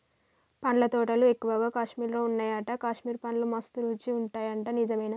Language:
Telugu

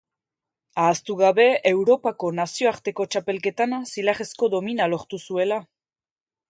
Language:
Basque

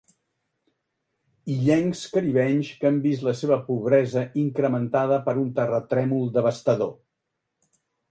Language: Catalan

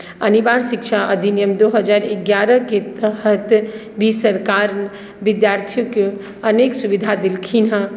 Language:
Maithili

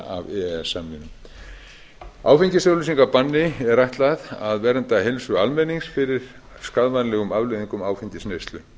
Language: Icelandic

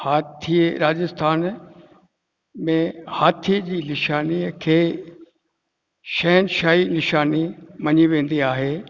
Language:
Sindhi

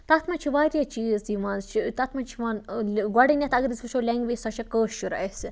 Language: Kashmiri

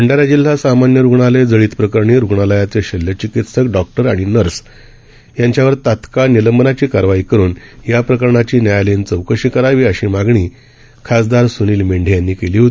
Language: Marathi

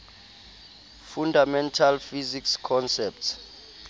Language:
Southern Sotho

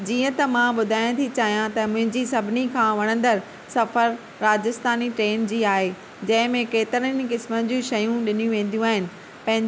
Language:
Sindhi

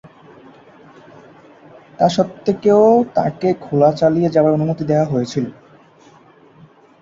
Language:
Bangla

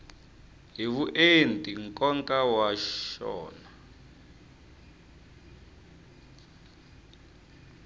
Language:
Tsonga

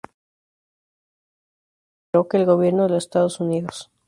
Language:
Spanish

